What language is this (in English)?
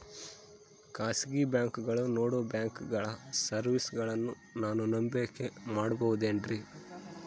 Kannada